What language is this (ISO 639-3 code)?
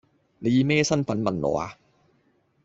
yue